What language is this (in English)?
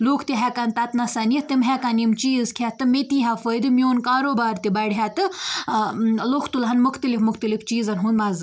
Kashmiri